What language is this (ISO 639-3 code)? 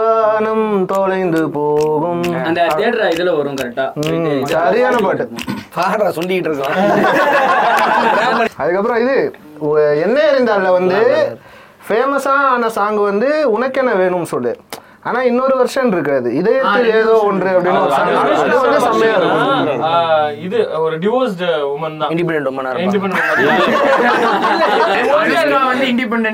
tam